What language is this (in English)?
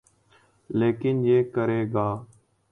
Urdu